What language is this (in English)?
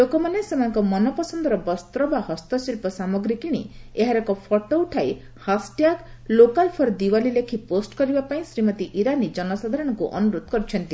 Odia